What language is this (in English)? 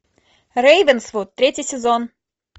Russian